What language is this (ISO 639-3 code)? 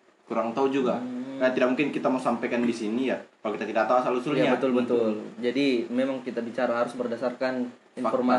ind